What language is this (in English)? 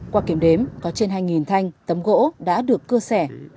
Vietnamese